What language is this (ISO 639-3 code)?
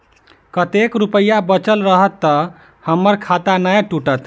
mai